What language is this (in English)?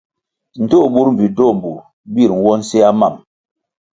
Kwasio